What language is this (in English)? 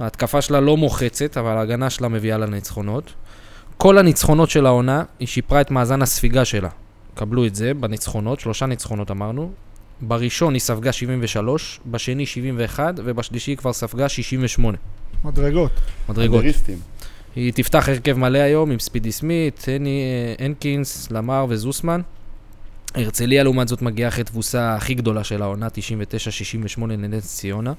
Hebrew